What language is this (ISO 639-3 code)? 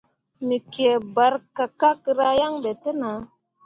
mua